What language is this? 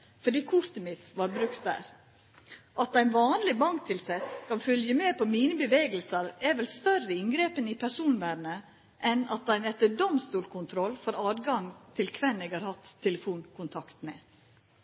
Norwegian Nynorsk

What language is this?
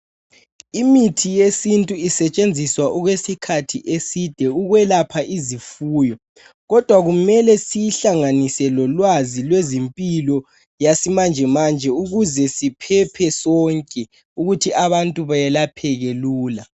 North Ndebele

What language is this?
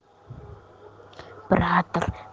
Russian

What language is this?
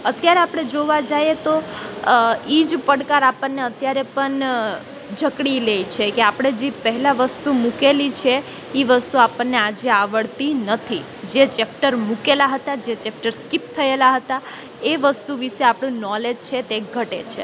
Gujarati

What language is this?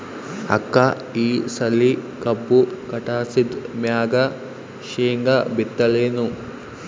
Kannada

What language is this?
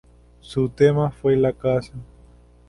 Spanish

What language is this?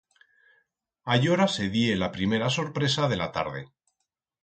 Aragonese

